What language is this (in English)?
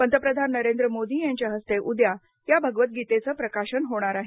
Marathi